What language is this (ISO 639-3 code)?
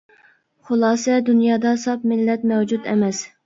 uig